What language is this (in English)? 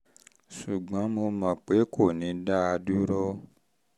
Yoruba